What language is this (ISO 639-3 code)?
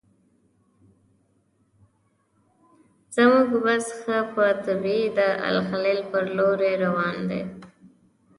pus